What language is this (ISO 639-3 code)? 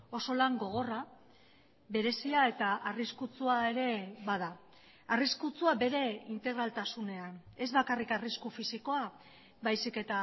eus